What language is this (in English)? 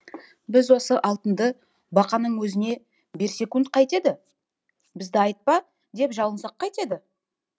Kazakh